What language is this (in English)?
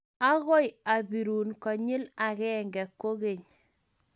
Kalenjin